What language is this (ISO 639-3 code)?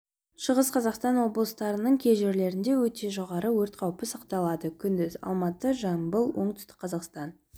kaz